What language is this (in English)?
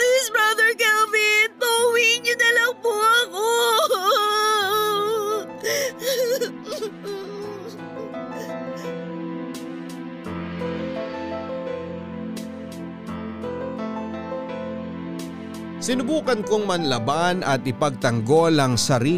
Filipino